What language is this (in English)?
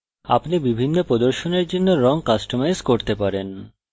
Bangla